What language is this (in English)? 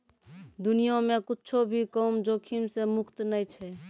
Maithili